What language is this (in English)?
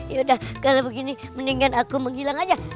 Indonesian